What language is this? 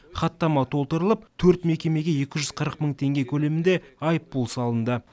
Kazakh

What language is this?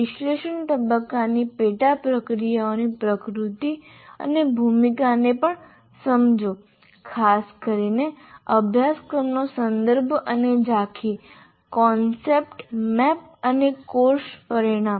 Gujarati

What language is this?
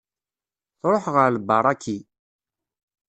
Kabyle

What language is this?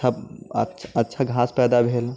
Maithili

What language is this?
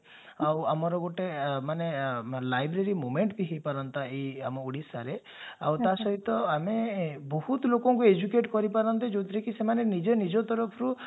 Odia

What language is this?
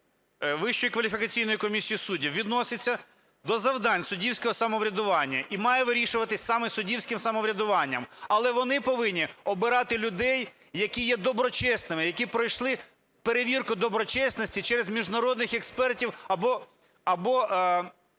Ukrainian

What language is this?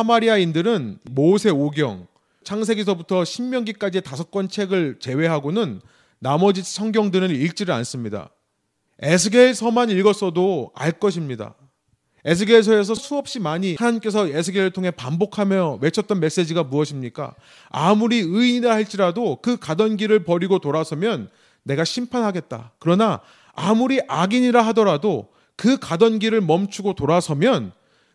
Korean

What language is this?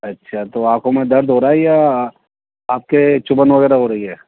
Urdu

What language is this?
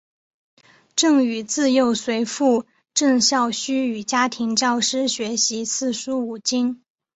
Chinese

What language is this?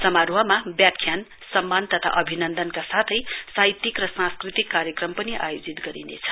Nepali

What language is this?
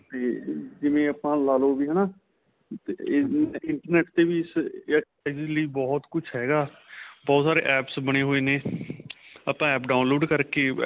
Punjabi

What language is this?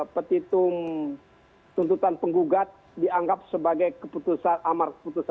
Indonesian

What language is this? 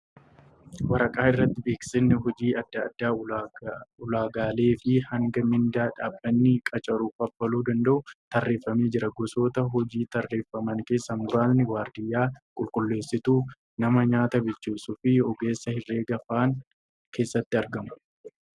Oromo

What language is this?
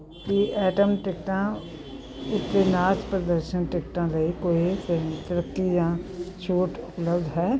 Punjabi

